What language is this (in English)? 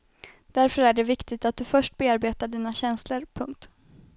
Swedish